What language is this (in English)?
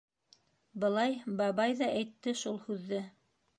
Bashkir